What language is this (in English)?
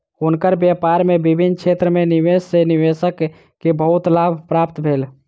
Maithili